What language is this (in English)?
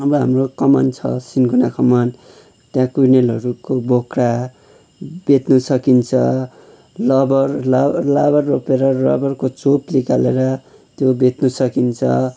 Nepali